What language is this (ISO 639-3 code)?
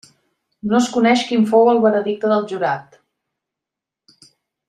cat